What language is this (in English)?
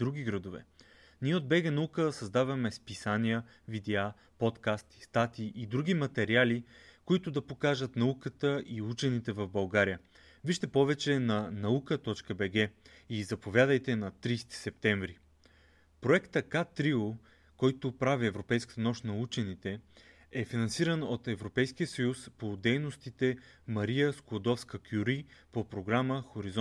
Bulgarian